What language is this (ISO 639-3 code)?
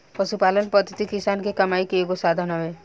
bho